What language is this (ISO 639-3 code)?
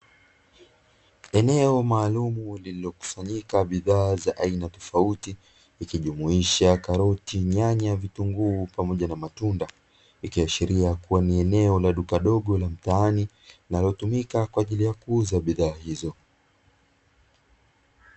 swa